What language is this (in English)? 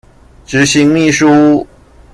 Chinese